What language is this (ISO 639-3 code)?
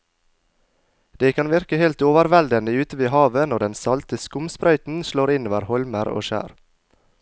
nor